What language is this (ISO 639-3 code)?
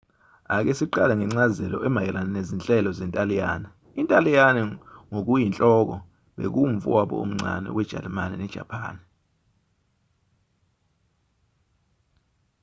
zul